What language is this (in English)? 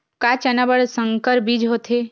Chhattisgarhi